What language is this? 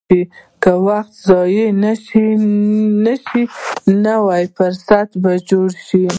Pashto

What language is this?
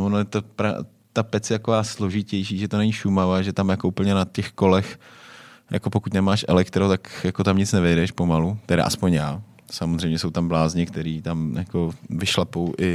Czech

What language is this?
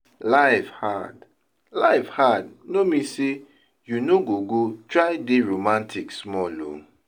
Nigerian Pidgin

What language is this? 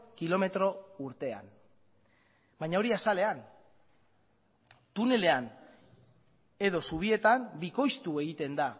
Basque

